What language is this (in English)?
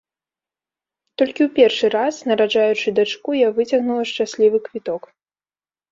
Belarusian